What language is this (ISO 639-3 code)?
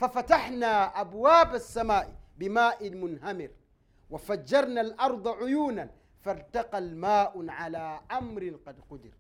swa